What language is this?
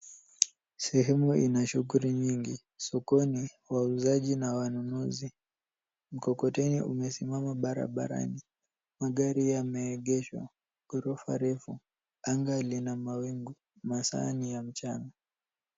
Swahili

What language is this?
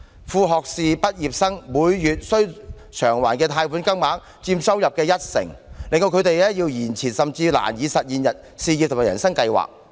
Cantonese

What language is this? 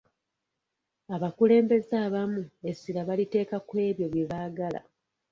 Ganda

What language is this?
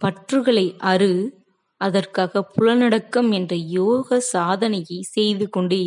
Tamil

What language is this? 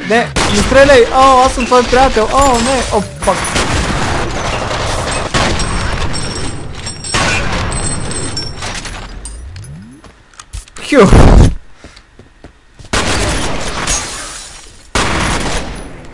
Bulgarian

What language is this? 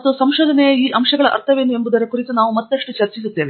Kannada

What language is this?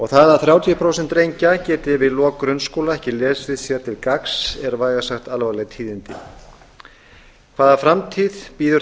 Icelandic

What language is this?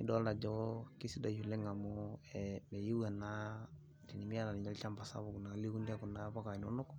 Masai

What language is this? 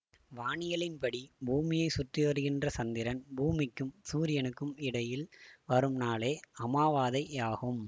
Tamil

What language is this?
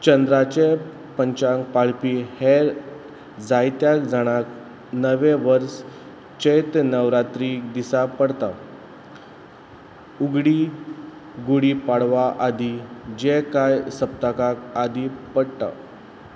Konkani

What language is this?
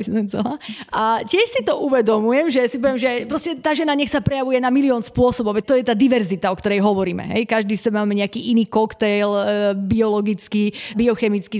Slovak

